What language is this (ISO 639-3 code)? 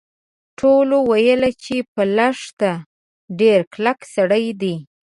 pus